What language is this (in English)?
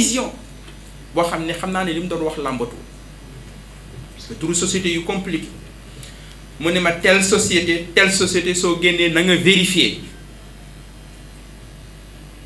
French